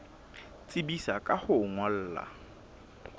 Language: Southern Sotho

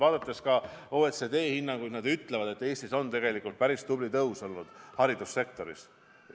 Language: Estonian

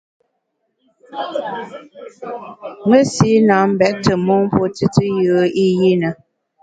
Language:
Bamun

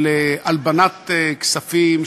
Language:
Hebrew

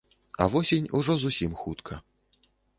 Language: Belarusian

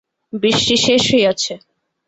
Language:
Bangla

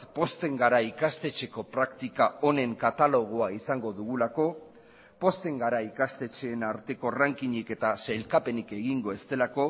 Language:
Basque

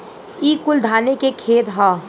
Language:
Bhojpuri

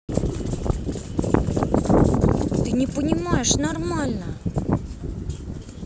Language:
Russian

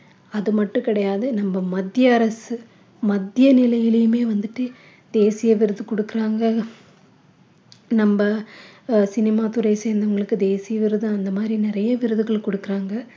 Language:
Tamil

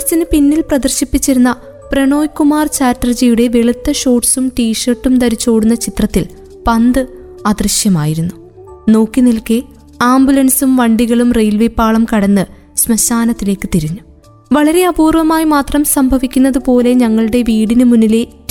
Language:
Malayalam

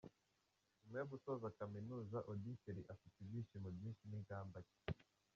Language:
Kinyarwanda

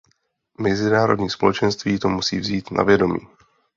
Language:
Czech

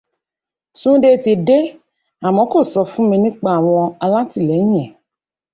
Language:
Yoruba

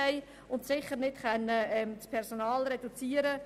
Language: Swiss German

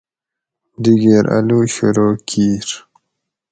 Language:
Gawri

